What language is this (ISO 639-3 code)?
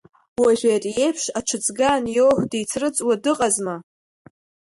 abk